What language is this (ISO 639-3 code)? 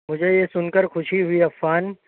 urd